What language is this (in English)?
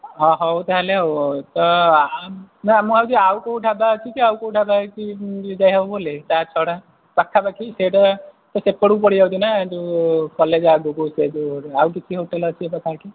Odia